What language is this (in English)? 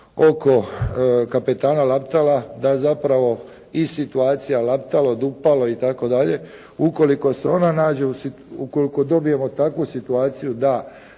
Croatian